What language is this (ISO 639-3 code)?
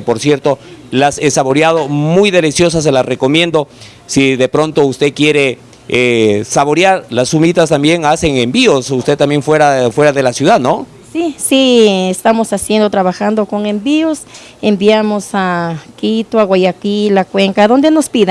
spa